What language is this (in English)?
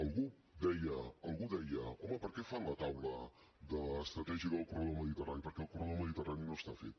Catalan